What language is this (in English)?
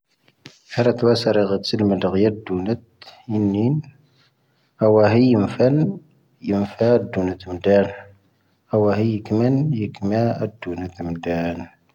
Tahaggart Tamahaq